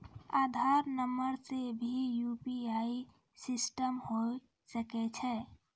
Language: Maithili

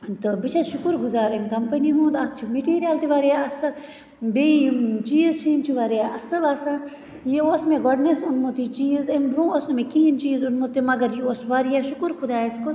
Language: Kashmiri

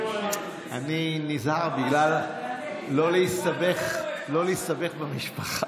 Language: Hebrew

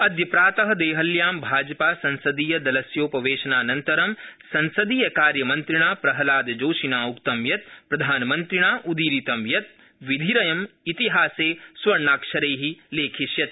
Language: Sanskrit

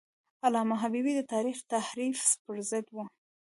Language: Pashto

